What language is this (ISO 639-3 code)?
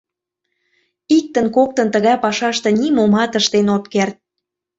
chm